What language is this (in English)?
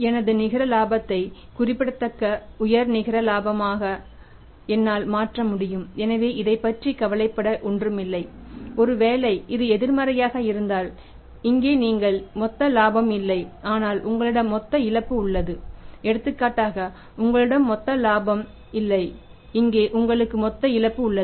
Tamil